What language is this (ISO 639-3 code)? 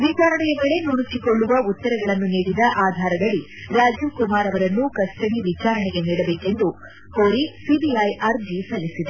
kan